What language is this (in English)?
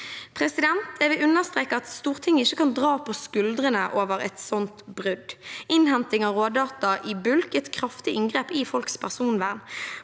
Norwegian